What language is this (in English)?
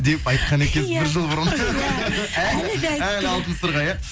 Kazakh